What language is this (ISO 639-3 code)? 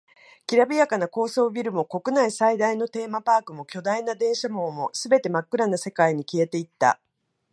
jpn